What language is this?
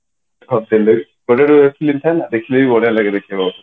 Odia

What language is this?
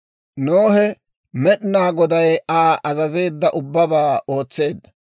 Dawro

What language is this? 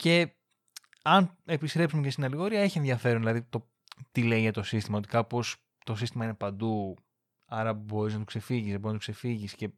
Greek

